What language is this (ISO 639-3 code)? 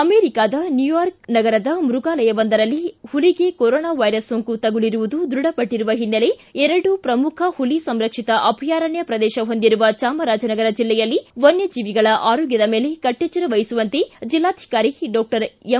kan